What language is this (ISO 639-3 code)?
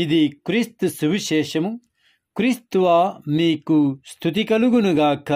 tel